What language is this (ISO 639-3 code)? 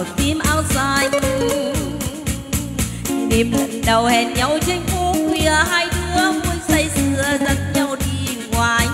vie